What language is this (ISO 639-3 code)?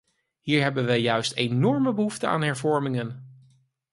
nld